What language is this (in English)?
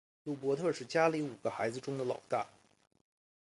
Chinese